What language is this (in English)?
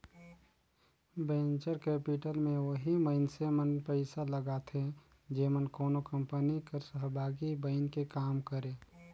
Chhattisgarhi